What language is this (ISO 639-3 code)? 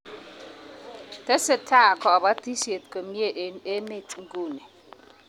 kln